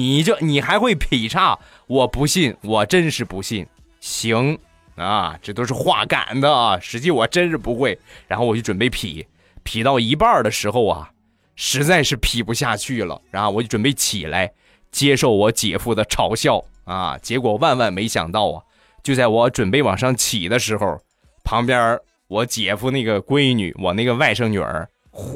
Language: Chinese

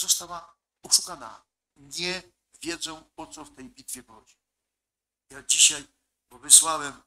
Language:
Polish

